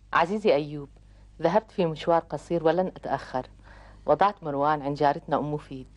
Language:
Arabic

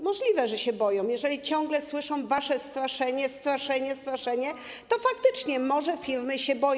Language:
Polish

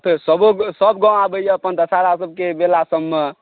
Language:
Maithili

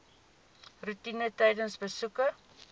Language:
Afrikaans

